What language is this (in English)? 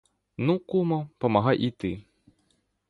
Ukrainian